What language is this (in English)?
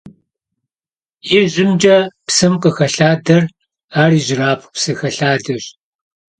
Kabardian